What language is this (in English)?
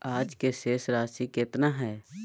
Magahi